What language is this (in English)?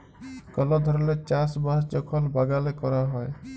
Bangla